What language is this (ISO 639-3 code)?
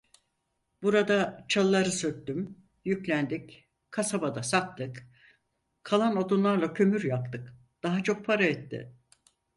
tur